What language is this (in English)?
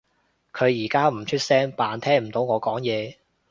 Cantonese